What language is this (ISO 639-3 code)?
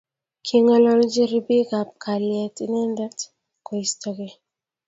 kln